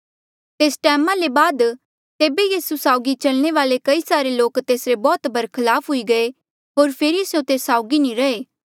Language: Mandeali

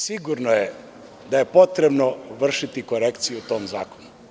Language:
Serbian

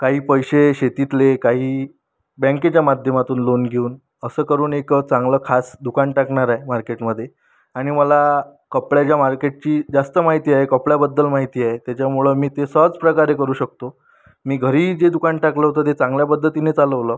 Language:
Marathi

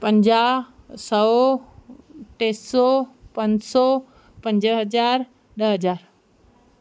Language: Sindhi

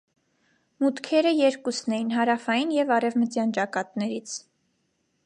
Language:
Armenian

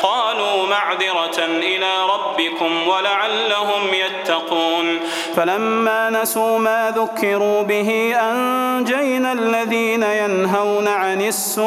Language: Arabic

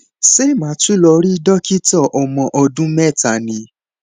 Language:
Yoruba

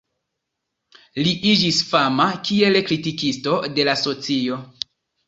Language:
Esperanto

